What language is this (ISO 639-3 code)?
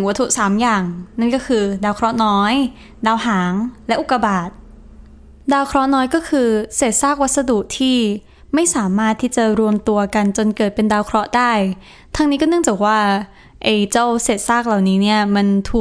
tha